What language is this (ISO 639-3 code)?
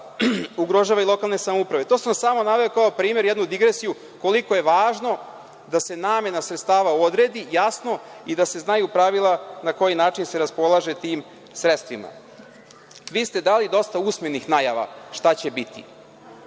srp